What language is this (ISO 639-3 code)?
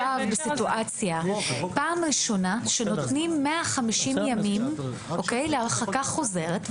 heb